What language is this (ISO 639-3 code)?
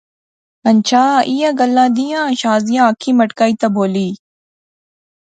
phr